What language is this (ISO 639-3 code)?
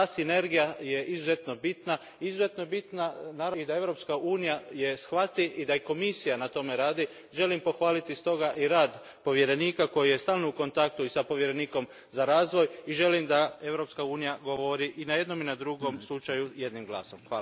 hrv